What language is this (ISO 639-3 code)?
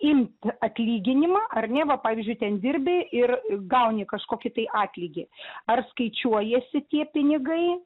lit